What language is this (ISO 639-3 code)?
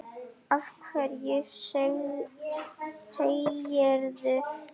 isl